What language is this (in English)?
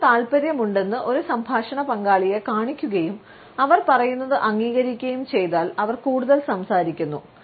Malayalam